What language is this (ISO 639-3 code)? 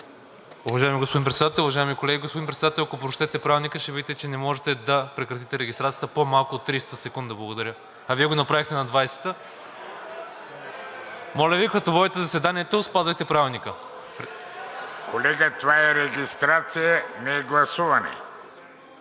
bul